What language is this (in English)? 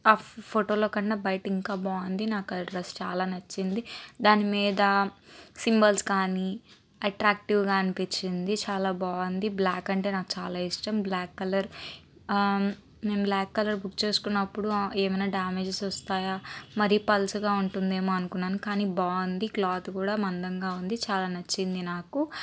Telugu